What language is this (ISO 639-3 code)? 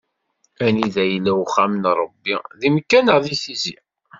kab